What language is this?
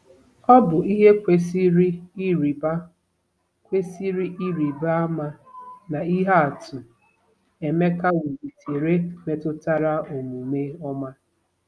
Igbo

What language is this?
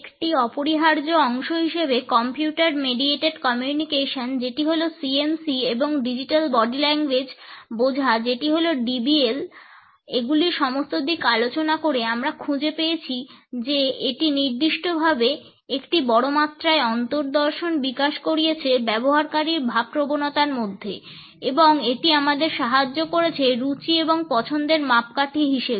Bangla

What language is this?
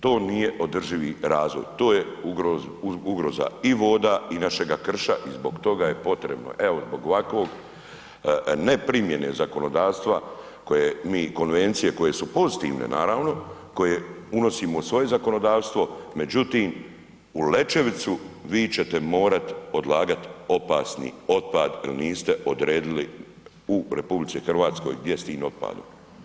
Croatian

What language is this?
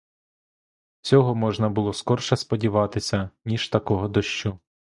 Ukrainian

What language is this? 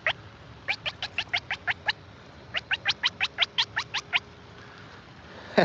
Spanish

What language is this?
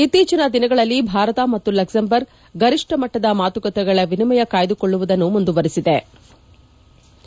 Kannada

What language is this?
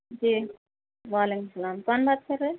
Urdu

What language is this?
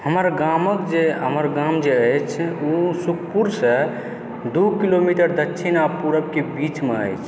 Maithili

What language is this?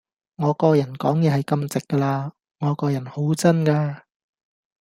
Cantonese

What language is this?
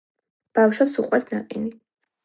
Georgian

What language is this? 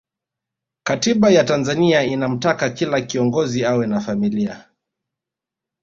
Swahili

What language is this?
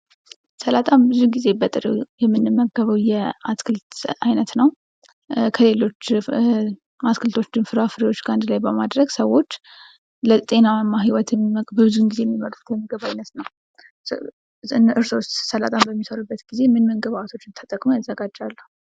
Amharic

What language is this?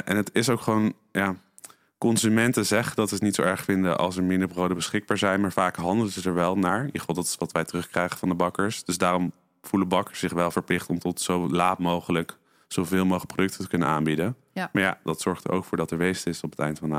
Dutch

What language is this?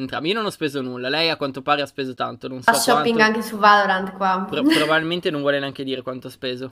Italian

